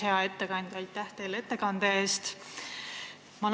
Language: Estonian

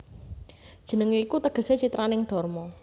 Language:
Javanese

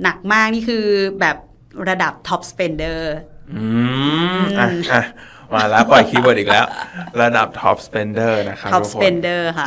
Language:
Thai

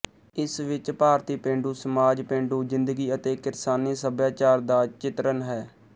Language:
Punjabi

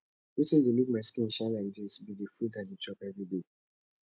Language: Nigerian Pidgin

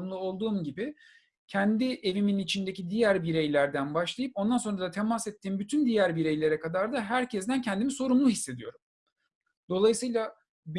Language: Turkish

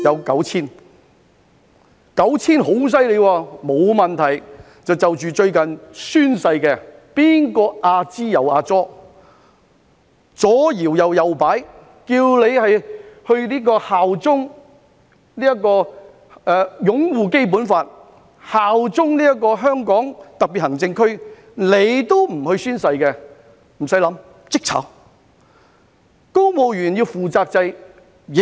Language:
Cantonese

